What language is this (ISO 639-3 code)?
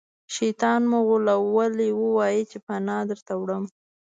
pus